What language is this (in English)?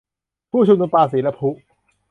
Thai